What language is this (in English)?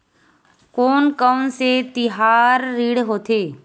Chhattisgarhi